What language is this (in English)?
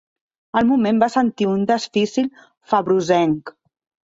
Catalan